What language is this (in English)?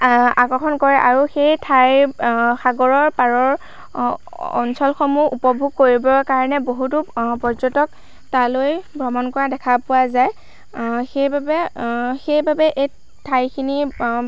Assamese